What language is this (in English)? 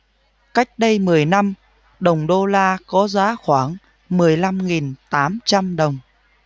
Vietnamese